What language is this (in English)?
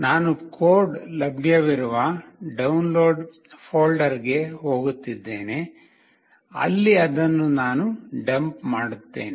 Kannada